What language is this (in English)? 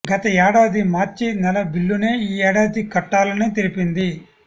Telugu